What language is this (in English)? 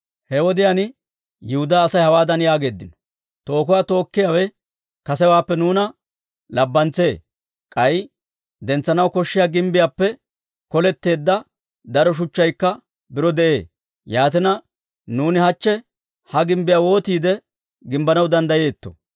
Dawro